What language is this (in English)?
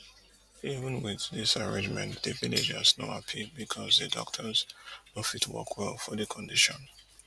Nigerian Pidgin